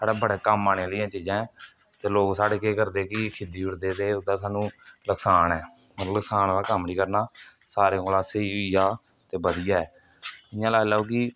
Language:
Dogri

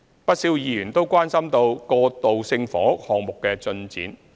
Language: Cantonese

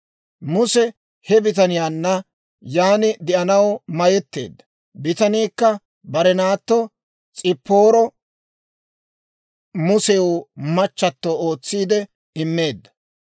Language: Dawro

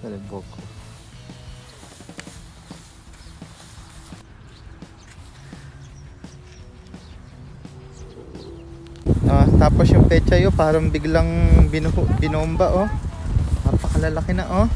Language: Filipino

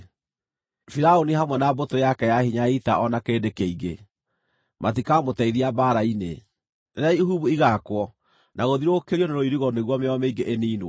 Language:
Kikuyu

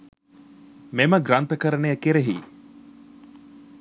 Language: Sinhala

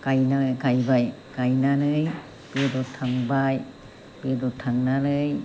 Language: Bodo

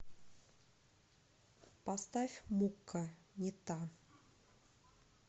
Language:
Russian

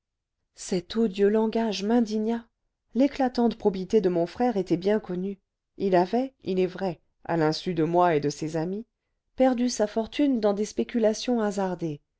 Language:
French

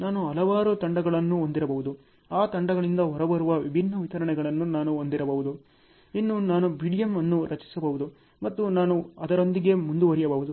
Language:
Kannada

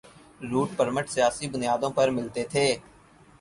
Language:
Urdu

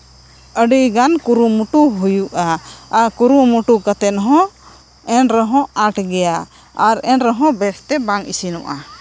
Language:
Santali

